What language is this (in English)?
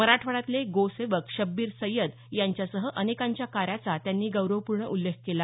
Marathi